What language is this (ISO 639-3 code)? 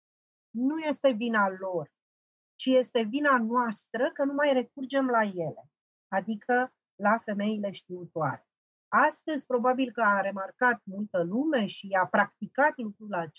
ron